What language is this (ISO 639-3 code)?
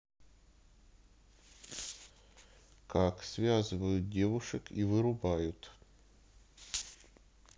rus